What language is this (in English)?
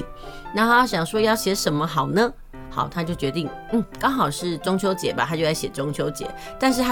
Chinese